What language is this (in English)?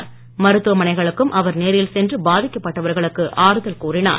Tamil